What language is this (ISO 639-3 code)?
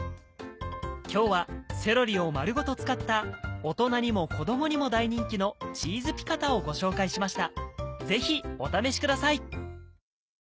jpn